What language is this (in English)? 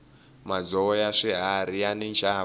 Tsonga